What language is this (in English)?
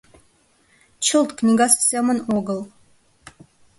Mari